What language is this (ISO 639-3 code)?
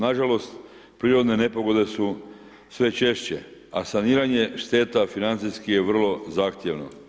hrv